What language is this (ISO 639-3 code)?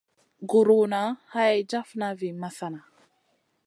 mcn